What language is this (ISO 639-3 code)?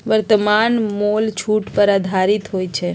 mag